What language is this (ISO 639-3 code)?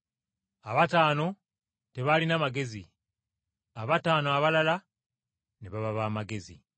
lug